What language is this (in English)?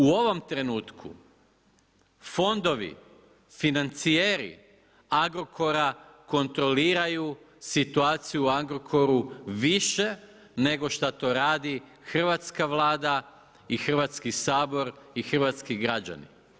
Croatian